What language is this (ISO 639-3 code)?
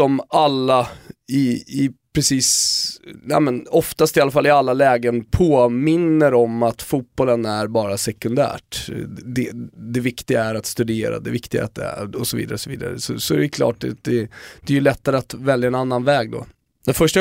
swe